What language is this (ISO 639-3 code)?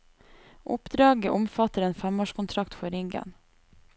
nor